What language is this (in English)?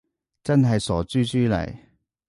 Cantonese